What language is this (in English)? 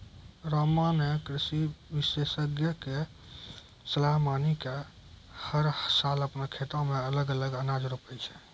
Maithili